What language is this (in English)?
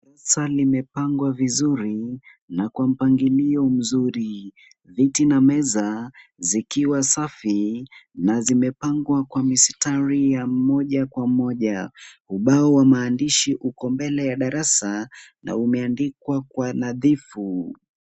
Swahili